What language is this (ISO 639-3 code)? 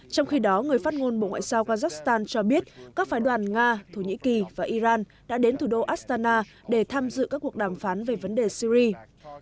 vie